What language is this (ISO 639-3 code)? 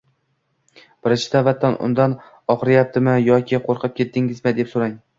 uzb